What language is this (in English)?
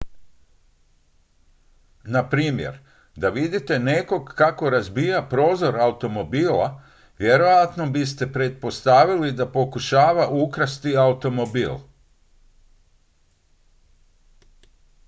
Croatian